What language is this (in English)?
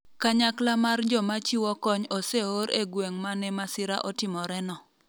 Luo (Kenya and Tanzania)